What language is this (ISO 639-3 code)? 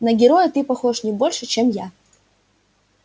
rus